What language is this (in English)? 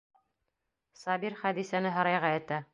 Bashkir